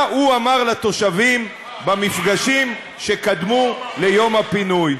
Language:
Hebrew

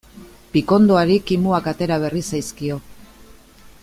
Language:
Basque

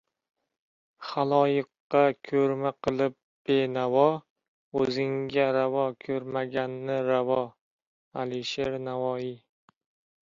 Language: Uzbek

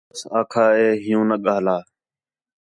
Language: Khetrani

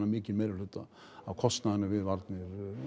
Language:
Icelandic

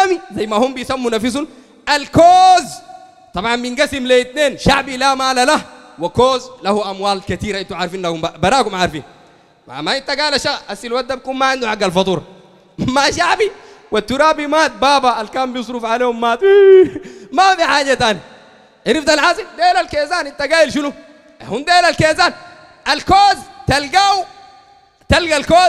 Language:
Arabic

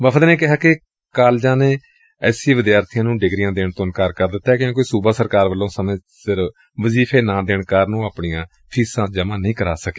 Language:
Punjabi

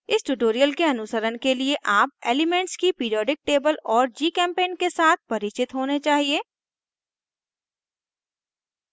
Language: Hindi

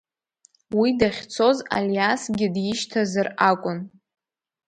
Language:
Abkhazian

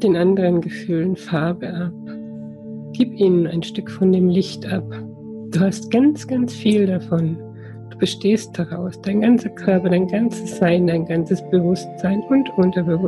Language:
German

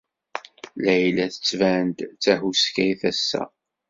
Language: Kabyle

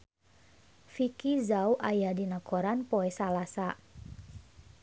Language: Sundanese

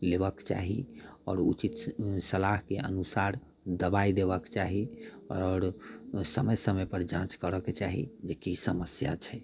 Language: Maithili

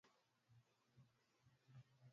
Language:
Swahili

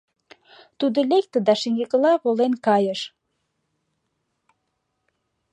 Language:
Mari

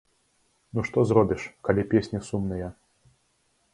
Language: Belarusian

